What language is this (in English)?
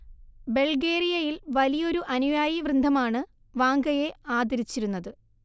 Malayalam